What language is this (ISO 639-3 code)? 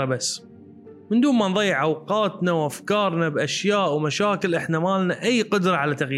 ara